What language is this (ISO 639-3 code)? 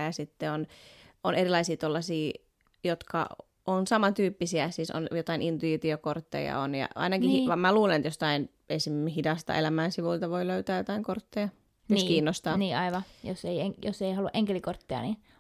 fin